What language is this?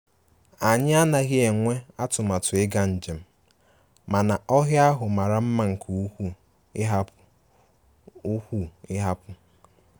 Igbo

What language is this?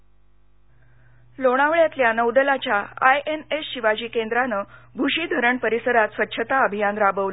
Marathi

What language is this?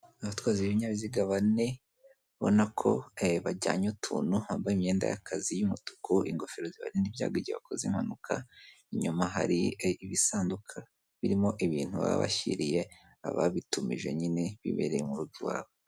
Kinyarwanda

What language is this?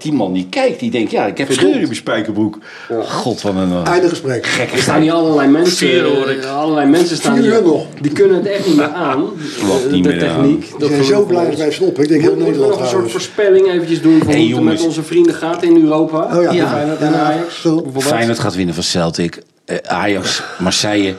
Dutch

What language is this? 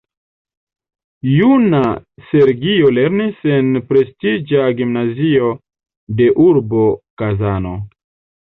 Esperanto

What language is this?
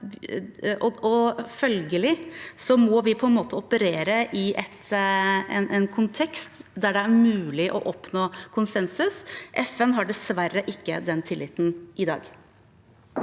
Norwegian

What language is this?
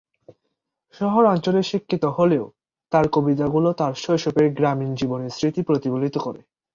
Bangla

